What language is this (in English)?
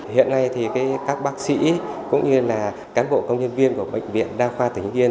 Vietnamese